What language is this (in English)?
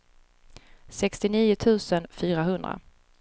Swedish